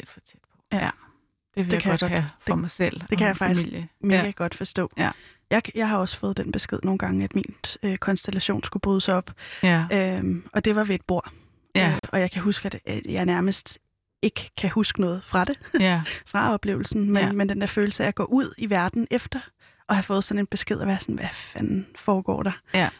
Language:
Danish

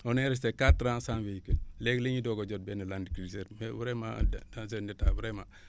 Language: Wolof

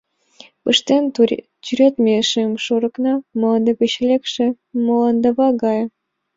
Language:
Mari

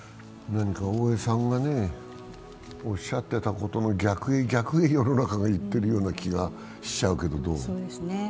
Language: Japanese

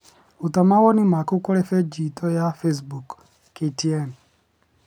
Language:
Kikuyu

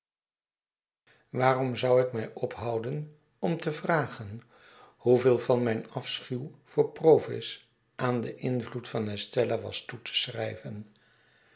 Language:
Dutch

